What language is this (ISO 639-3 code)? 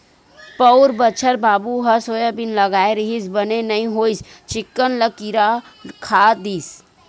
hne